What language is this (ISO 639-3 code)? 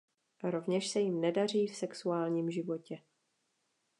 ces